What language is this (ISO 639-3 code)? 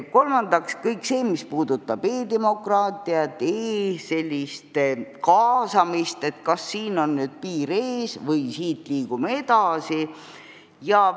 est